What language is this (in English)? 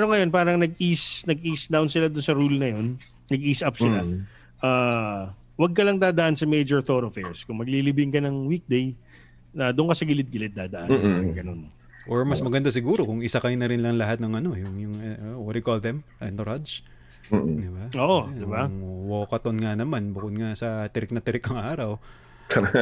Filipino